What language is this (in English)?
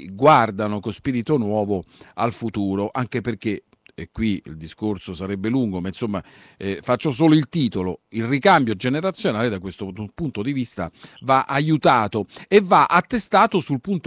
Italian